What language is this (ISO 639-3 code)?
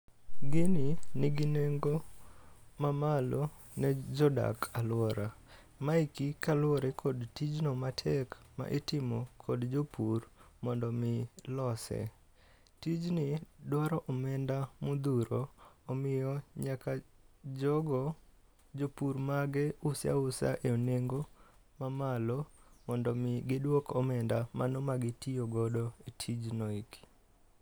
luo